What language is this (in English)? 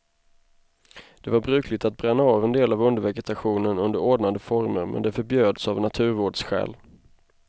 Swedish